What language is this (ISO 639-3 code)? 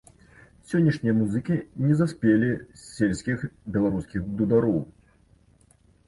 bel